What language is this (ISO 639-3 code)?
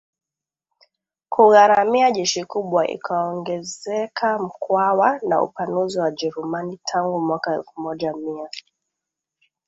swa